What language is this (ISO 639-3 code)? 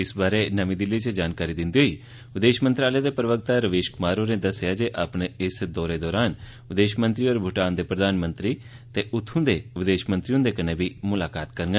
doi